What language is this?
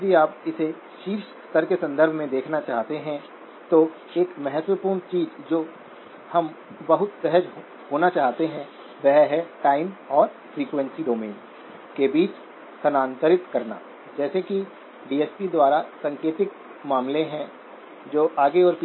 Hindi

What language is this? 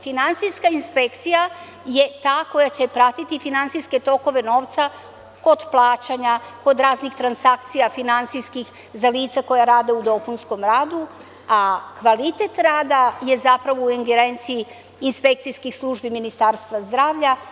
Serbian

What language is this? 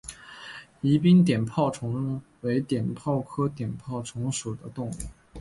Chinese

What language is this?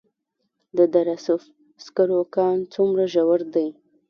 Pashto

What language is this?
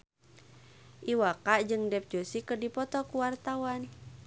Sundanese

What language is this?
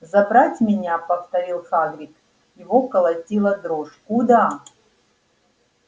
Russian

